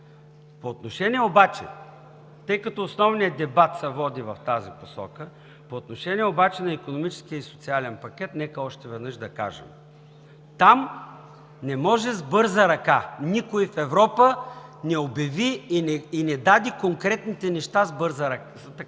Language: Bulgarian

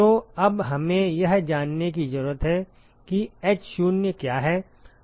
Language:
Hindi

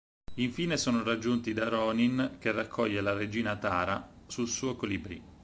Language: Italian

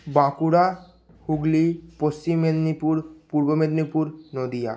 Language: Bangla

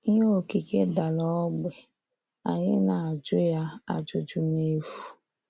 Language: Igbo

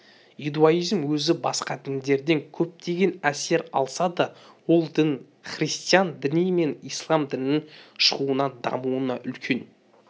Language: Kazakh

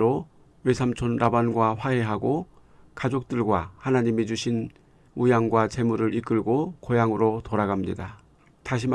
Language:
Korean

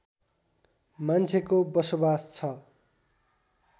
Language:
Nepali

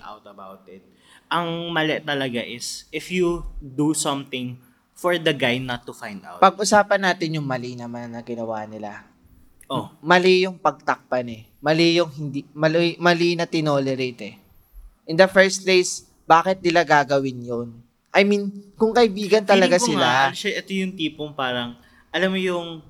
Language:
Filipino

